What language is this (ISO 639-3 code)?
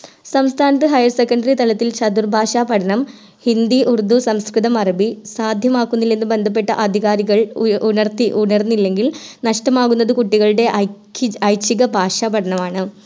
mal